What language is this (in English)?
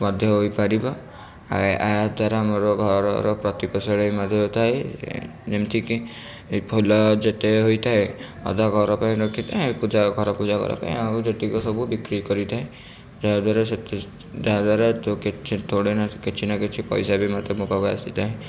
Odia